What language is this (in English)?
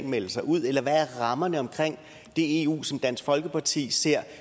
Danish